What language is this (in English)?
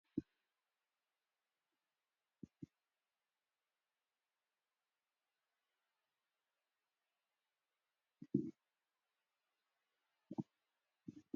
Tigrinya